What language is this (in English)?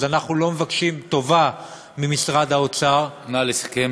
Hebrew